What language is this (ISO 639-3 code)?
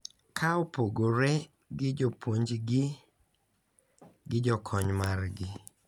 luo